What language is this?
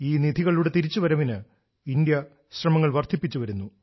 Malayalam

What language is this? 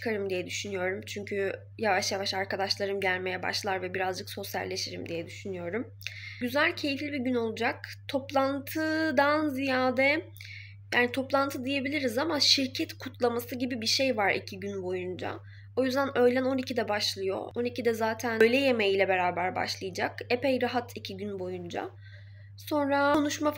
Turkish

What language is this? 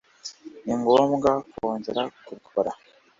Kinyarwanda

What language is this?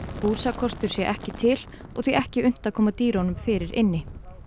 Icelandic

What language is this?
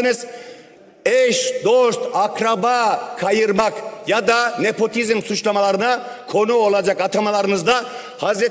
Turkish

